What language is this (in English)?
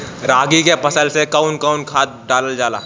Bhojpuri